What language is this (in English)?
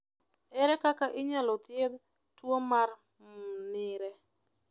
Luo (Kenya and Tanzania)